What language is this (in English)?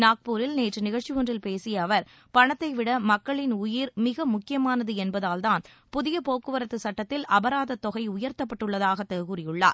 Tamil